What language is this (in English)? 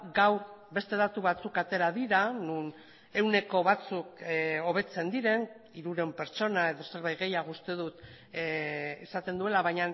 Basque